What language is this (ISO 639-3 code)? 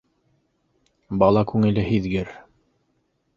bak